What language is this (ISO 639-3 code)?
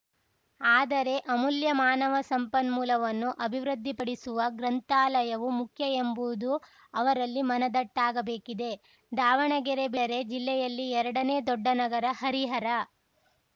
kan